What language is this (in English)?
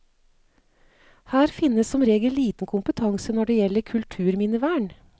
Norwegian